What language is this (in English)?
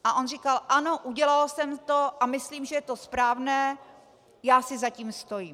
Czech